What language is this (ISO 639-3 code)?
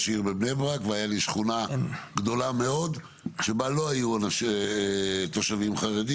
heb